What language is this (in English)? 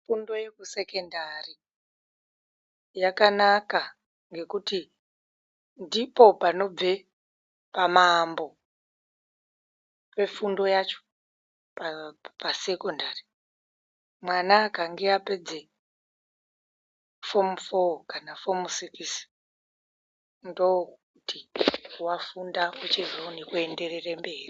Ndau